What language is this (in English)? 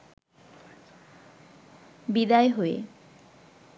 Bangla